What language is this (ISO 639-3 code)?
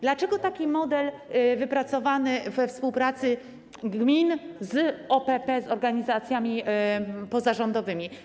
pol